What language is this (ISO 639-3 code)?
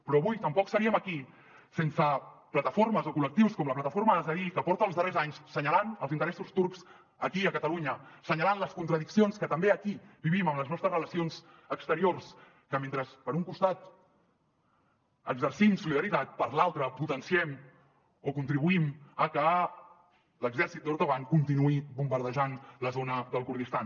cat